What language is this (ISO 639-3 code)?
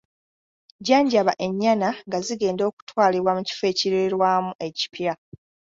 lug